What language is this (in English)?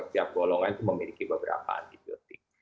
Indonesian